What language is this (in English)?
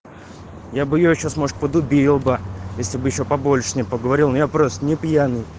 Russian